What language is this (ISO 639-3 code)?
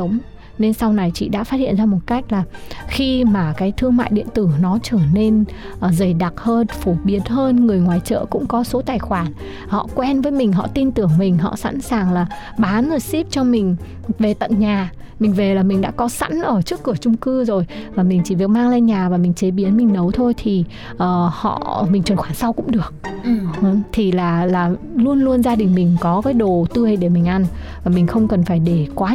vie